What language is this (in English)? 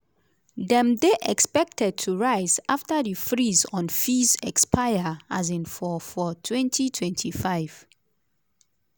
Nigerian Pidgin